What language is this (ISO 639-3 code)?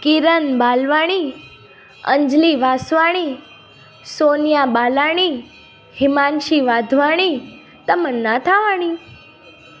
snd